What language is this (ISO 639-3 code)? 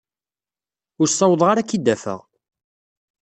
kab